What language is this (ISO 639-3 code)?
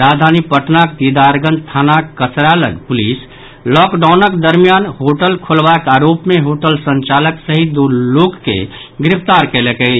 mai